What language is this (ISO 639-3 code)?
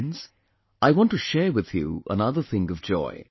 eng